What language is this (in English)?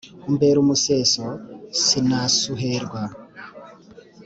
Kinyarwanda